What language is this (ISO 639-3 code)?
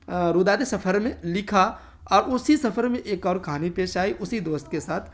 urd